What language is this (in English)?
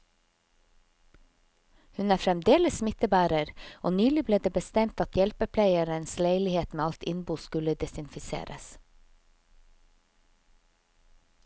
Norwegian